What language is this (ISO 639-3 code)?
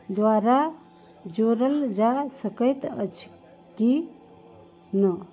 mai